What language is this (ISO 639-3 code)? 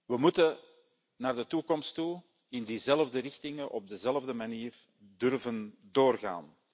nld